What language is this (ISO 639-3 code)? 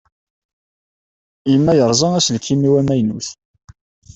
kab